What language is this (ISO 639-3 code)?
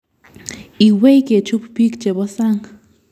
kln